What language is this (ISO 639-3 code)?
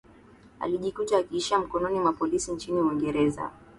swa